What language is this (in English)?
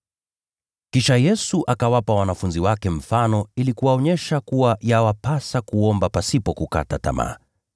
Swahili